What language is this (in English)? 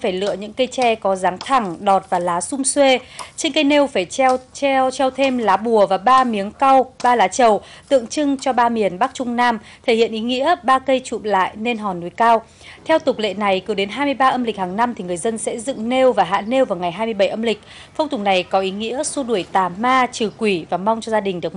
Vietnamese